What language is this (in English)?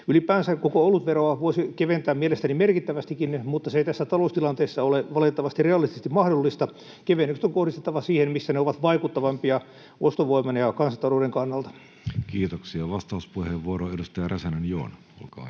Finnish